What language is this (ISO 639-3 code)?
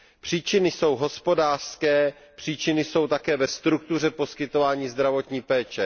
ces